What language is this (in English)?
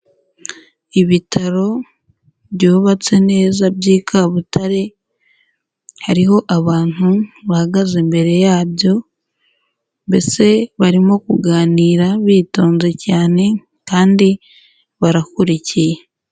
Kinyarwanda